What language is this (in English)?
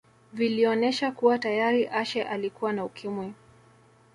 Swahili